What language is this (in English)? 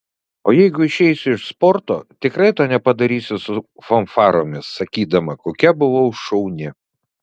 Lithuanian